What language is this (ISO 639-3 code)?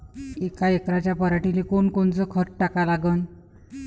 mar